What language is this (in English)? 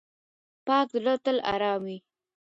Pashto